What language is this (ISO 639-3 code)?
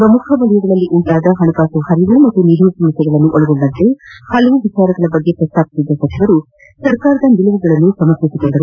kan